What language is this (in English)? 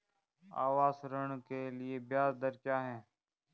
Hindi